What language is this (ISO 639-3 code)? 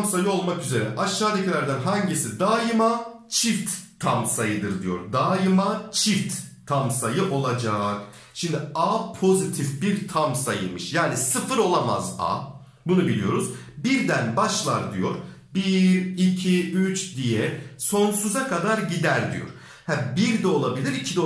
tur